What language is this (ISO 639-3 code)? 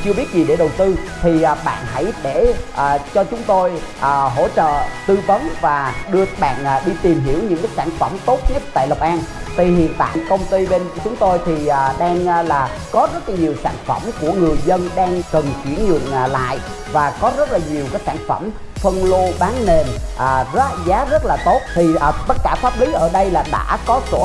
vie